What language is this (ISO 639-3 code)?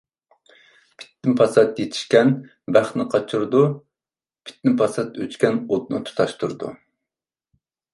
uig